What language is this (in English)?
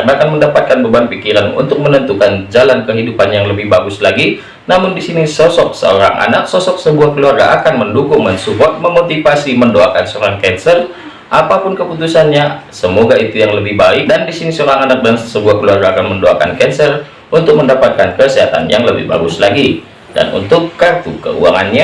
Indonesian